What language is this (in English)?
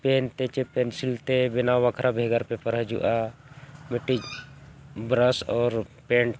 Santali